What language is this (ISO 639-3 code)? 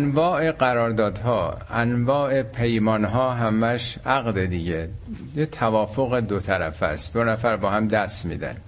fas